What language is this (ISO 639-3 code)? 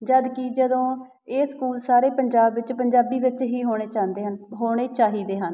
pan